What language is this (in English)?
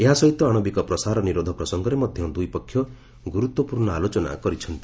Odia